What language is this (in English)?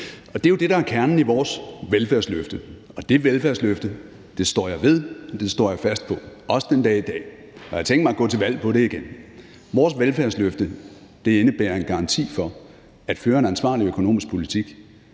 Danish